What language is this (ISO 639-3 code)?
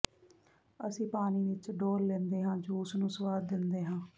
pan